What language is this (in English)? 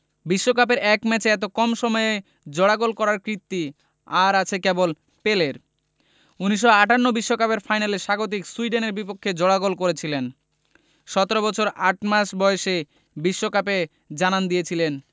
Bangla